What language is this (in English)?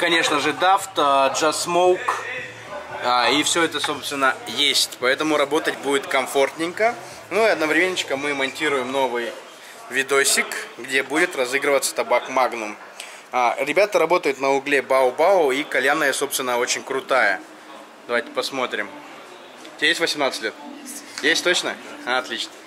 Russian